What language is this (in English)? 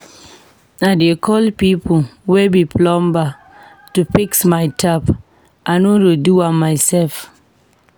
Nigerian Pidgin